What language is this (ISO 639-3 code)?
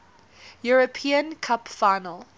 eng